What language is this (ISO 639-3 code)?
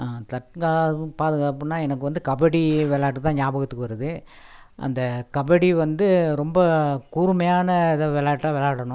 tam